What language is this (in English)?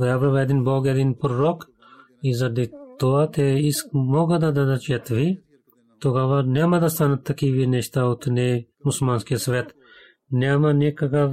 Bulgarian